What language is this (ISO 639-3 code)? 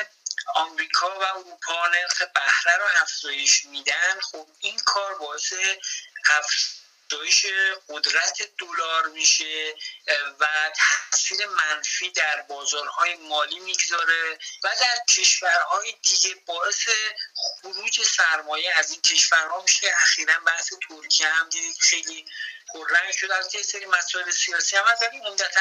fas